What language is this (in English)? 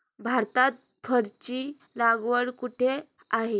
Marathi